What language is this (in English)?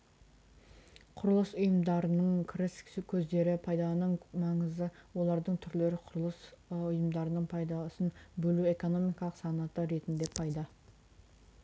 Kazakh